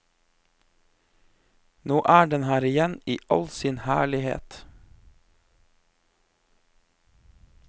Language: Norwegian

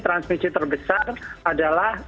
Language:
Indonesian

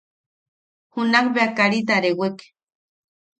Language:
Yaqui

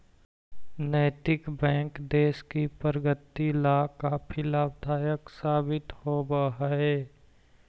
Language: Magahi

